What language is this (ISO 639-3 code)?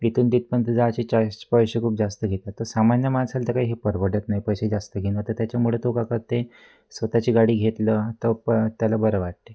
mar